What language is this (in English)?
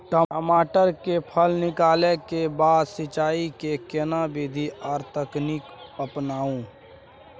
Maithili